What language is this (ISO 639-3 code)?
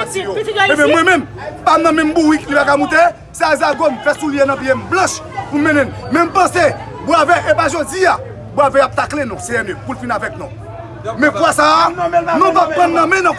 fra